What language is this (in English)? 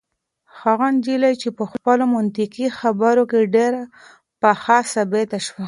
Pashto